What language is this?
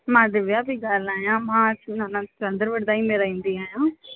Sindhi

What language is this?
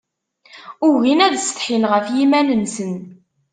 Kabyle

